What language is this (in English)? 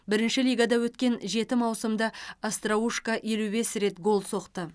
Kazakh